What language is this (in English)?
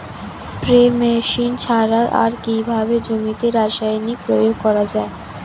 Bangla